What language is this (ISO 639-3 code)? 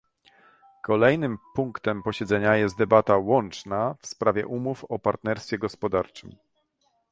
pol